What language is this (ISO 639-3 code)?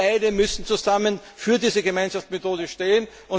deu